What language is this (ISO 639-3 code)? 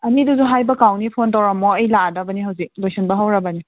mni